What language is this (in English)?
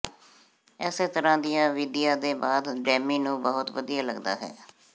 Punjabi